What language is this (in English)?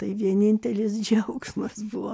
Lithuanian